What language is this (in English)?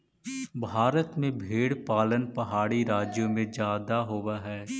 Magahi